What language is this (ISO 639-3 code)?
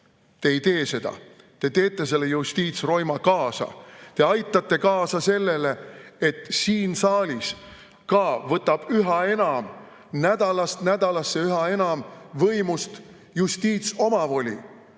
est